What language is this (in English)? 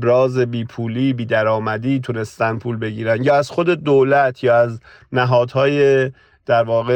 Persian